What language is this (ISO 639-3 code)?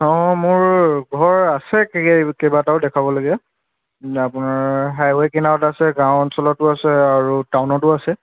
asm